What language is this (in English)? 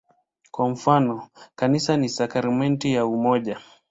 Swahili